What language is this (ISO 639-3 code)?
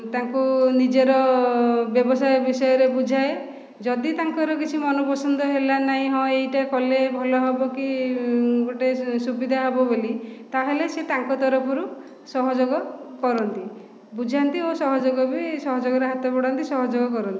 ori